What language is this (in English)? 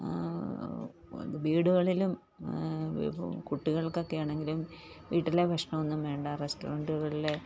Malayalam